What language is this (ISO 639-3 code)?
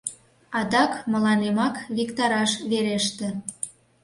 chm